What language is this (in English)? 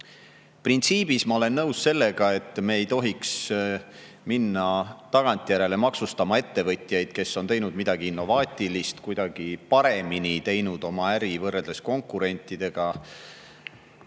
Estonian